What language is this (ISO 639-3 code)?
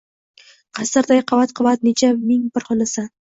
uzb